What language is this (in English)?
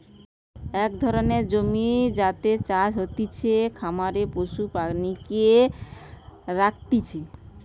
Bangla